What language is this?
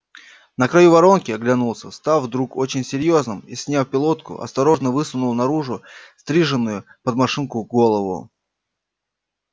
Russian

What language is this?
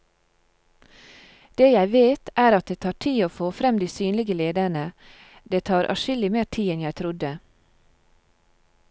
Norwegian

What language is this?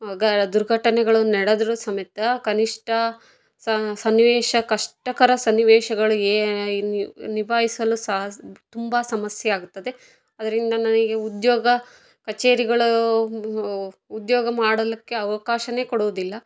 Kannada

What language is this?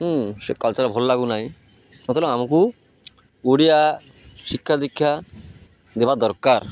Odia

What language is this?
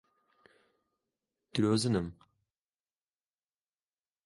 Central Kurdish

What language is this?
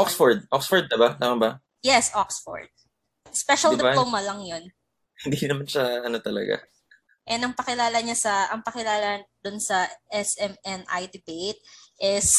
Filipino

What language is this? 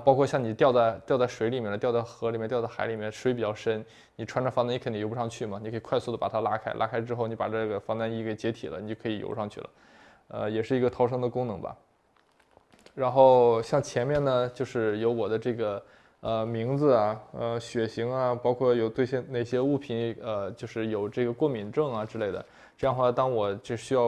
Chinese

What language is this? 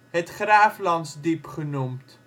Dutch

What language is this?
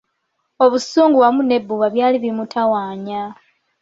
Ganda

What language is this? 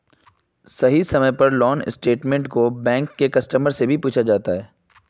Magahi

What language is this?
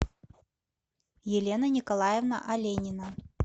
Russian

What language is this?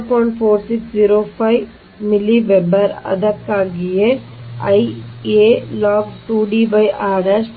Kannada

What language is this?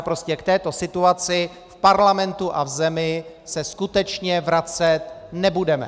Czech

